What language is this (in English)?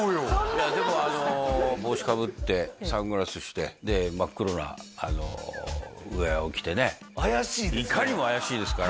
Japanese